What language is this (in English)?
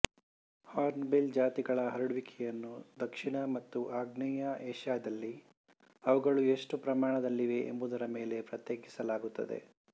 Kannada